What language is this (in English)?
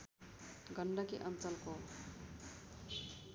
Nepali